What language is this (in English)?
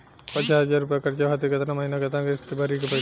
Bhojpuri